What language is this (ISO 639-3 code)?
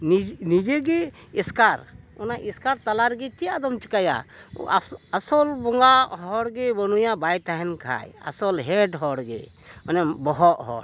sat